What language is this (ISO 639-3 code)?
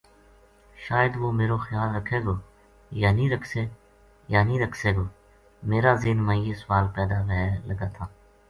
gju